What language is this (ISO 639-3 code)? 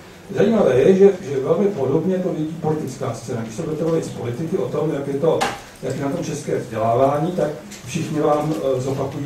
ces